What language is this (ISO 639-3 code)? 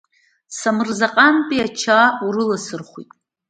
abk